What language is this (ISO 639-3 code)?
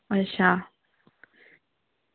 doi